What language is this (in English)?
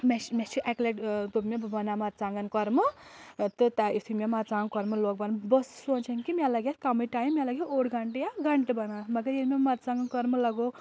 Kashmiri